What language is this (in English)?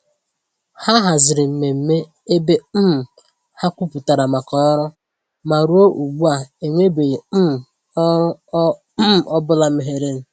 Igbo